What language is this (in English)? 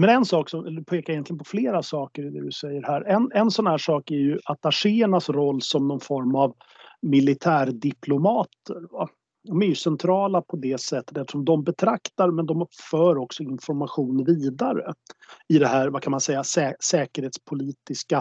Swedish